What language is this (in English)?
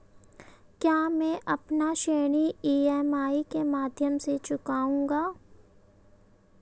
Hindi